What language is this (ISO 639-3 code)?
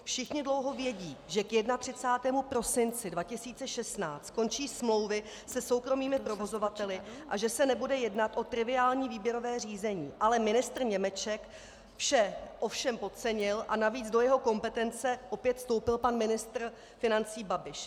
ces